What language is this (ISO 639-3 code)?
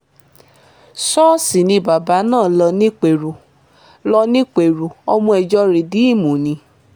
yor